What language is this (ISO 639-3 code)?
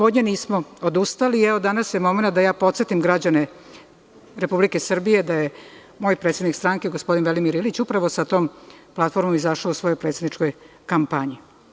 srp